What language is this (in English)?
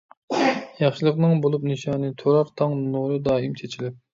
Uyghur